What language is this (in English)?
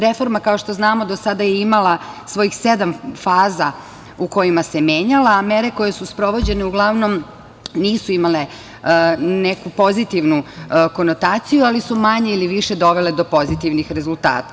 Serbian